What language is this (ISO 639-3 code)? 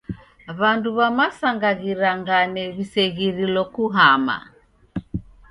dav